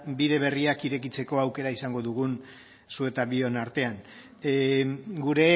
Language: Basque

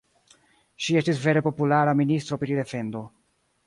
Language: Esperanto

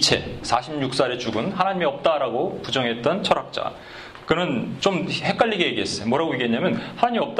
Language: Korean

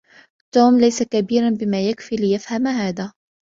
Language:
Arabic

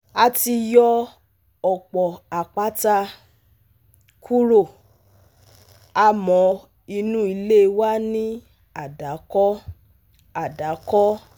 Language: Yoruba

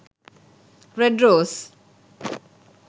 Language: Sinhala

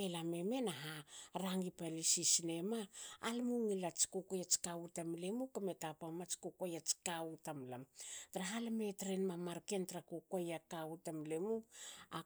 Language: Hakö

